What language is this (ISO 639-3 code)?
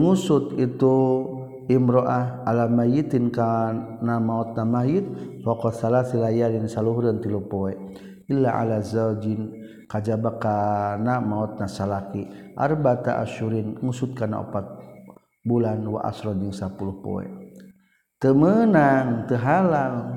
msa